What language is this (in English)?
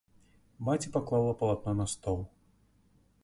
Belarusian